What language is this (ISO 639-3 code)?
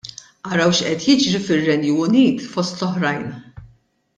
mlt